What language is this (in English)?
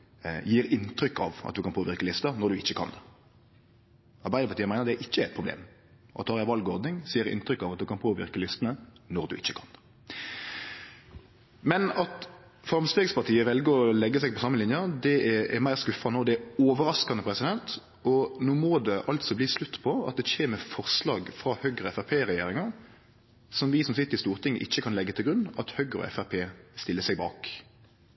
Norwegian Nynorsk